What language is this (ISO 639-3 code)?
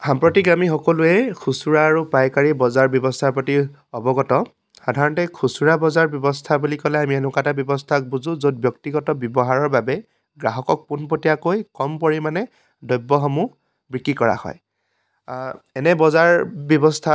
asm